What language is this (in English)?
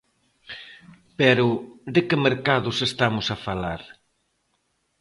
Galician